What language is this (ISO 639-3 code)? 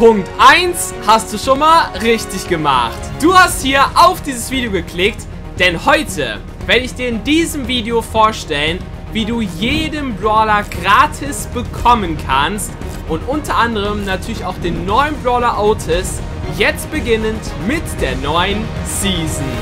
deu